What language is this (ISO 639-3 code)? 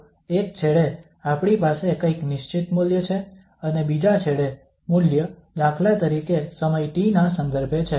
guj